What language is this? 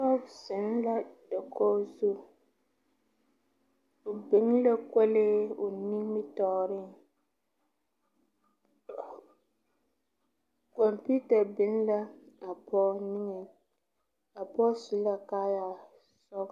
Southern Dagaare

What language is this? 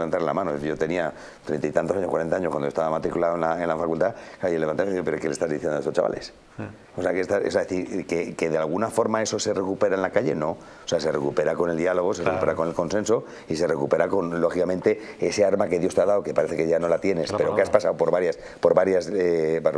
Spanish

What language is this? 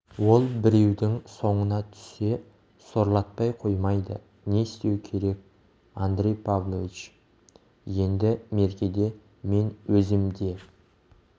Kazakh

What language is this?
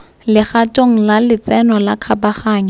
Tswana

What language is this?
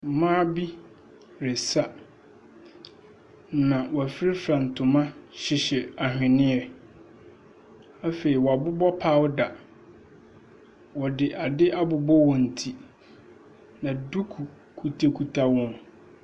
Akan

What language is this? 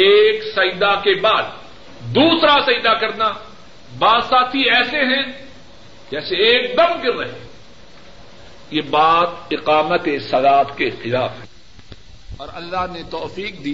Urdu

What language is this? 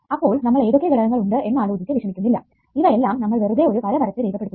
Malayalam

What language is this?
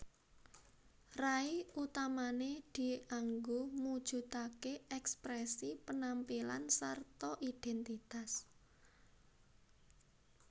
Javanese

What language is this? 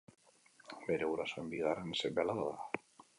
Basque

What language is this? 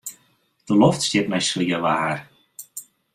Western Frisian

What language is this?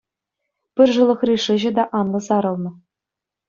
Chuvash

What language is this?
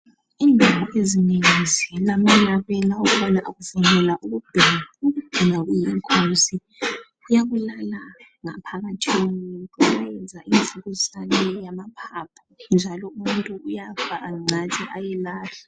North Ndebele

